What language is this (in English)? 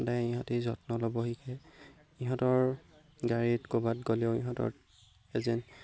Assamese